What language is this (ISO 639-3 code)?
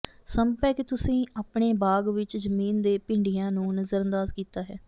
pan